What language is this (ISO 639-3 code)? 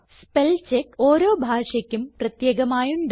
mal